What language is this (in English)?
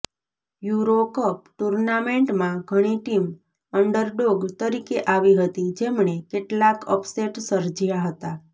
Gujarati